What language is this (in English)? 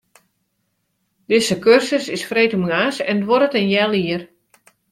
Western Frisian